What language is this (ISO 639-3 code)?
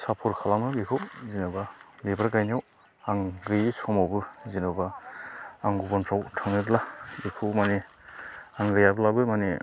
brx